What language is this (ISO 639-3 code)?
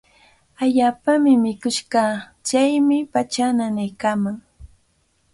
qvl